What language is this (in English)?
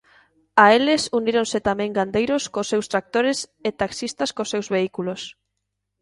Galician